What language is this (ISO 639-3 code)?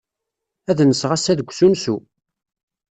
kab